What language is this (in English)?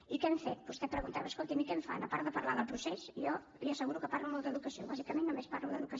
Catalan